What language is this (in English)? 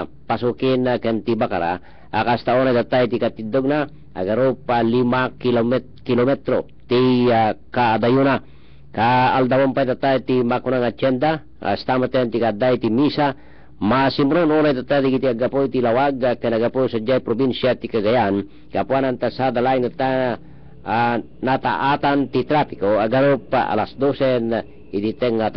Filipino